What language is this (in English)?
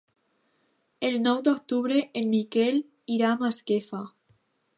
Catalan